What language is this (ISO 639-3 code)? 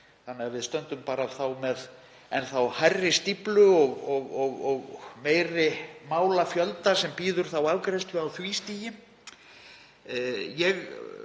isl